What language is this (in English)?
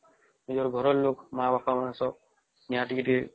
Odia